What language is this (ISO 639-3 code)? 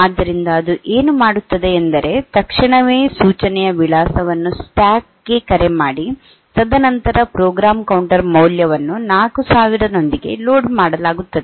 kan